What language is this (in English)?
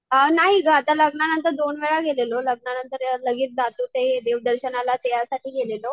Marathi